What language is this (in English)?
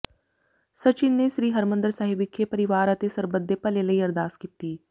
Punjabi